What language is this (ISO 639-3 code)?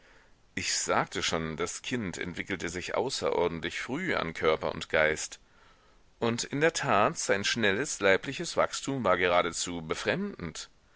deu